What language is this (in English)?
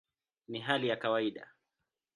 Swahili